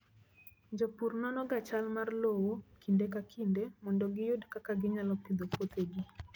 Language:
Luo (Kenya and Tanzania)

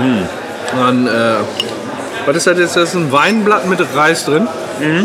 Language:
German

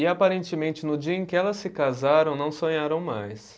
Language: Portuguese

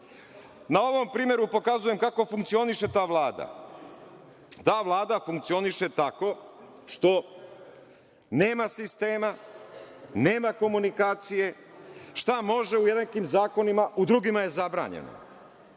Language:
Serbian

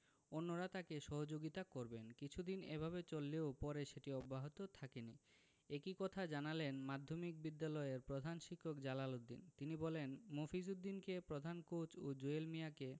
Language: Bangla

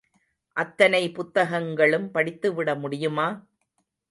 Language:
Tamil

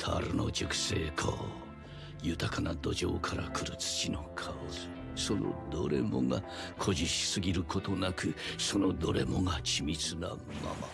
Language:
Japanese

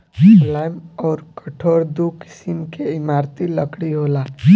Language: Bhojpuri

